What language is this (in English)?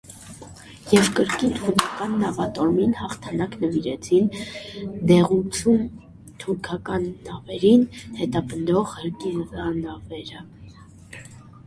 Armenian